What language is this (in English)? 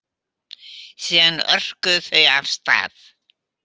Icelandic